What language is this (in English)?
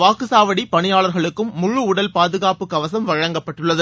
Tamil